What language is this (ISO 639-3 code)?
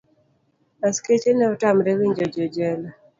luo